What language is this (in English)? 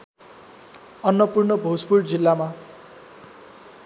Nepali